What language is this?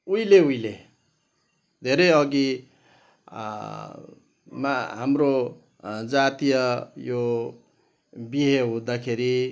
Nepali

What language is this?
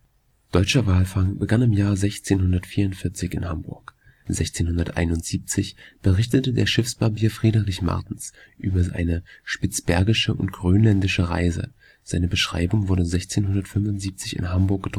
German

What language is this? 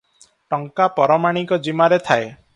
Odia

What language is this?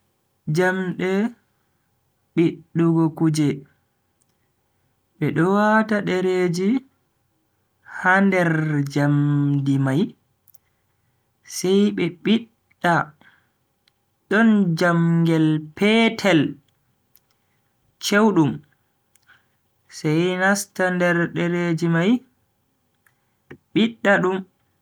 Bagirmi Fulfulde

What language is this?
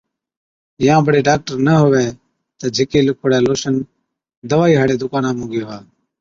Od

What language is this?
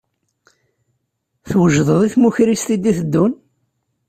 Kabyle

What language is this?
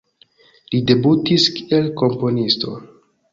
Esperanto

